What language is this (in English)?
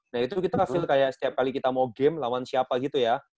Indonesian